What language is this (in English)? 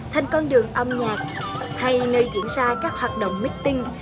Vietnamese